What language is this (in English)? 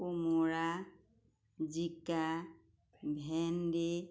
Assamese